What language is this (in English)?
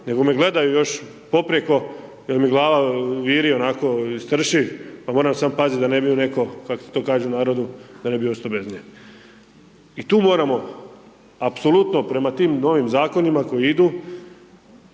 Croatian